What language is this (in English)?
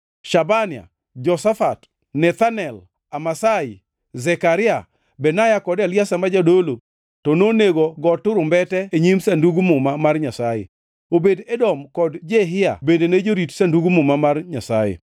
Luo (Kenya and Tanzania)